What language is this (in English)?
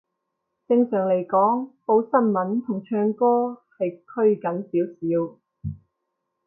Cantonese